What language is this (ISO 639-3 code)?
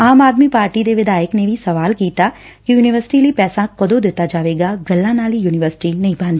pan